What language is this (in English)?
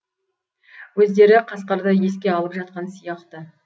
Kazakh